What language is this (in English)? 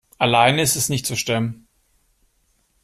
German